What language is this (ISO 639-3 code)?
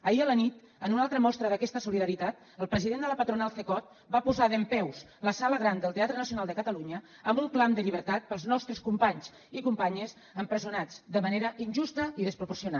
cat